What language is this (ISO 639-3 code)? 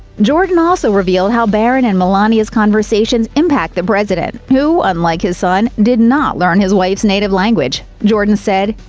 eng